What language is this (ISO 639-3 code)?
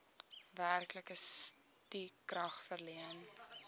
afr